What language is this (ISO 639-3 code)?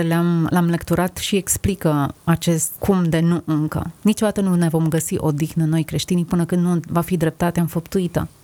ron